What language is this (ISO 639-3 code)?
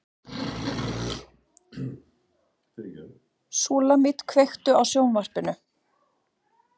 isl